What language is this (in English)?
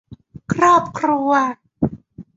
Thai